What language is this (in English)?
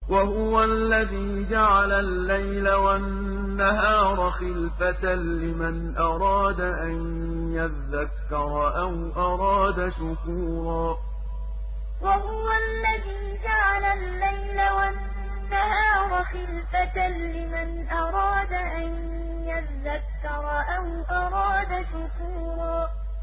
Arabic